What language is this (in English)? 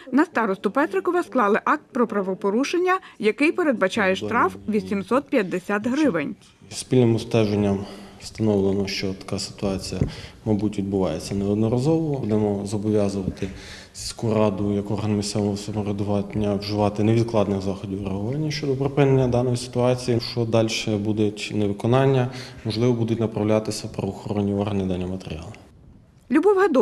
Ukrainian